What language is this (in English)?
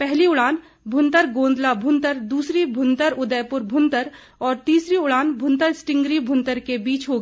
Hindi